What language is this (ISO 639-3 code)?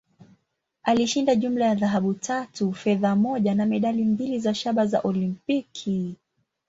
swa